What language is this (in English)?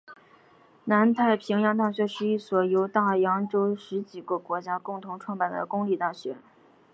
Chinese